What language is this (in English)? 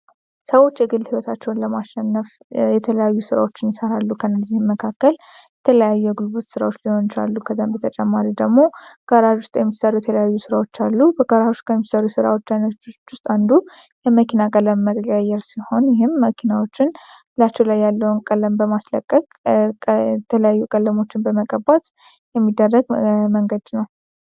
Amharic